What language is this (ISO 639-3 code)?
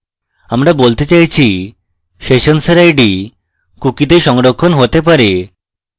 ben